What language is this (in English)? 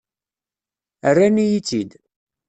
Kabyle